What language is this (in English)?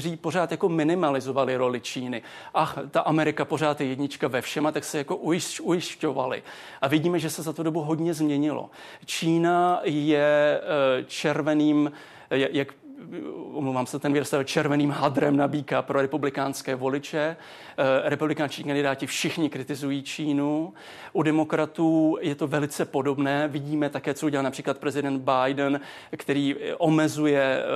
Czech